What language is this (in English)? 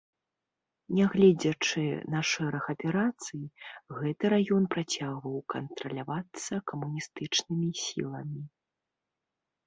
Belarusian